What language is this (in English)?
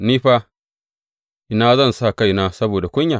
Hausa